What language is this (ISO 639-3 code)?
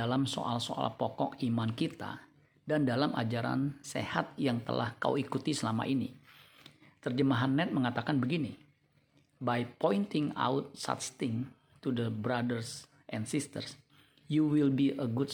ind